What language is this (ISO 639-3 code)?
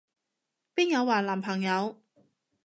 yue